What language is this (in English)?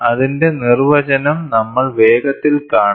Malayalam